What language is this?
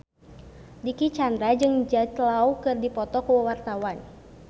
Sundanese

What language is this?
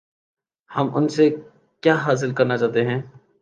Urdu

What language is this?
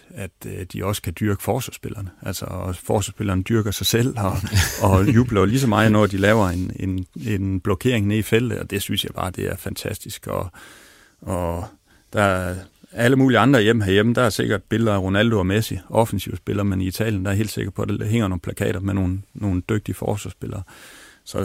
Danish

